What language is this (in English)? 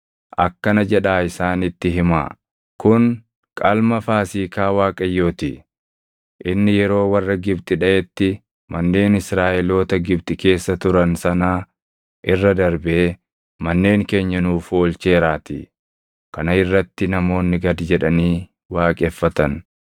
Oromo